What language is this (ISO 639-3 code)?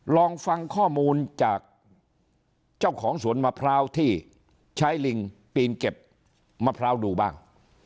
tha